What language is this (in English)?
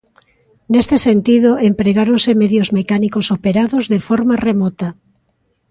Galician